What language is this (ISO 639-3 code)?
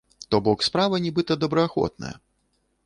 bel